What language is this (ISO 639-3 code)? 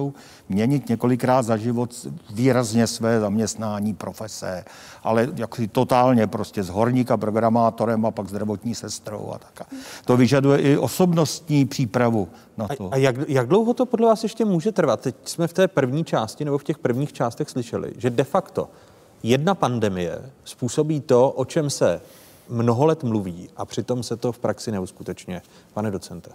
ces